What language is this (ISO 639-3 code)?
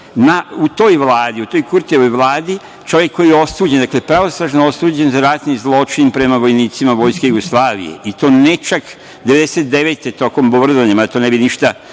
srp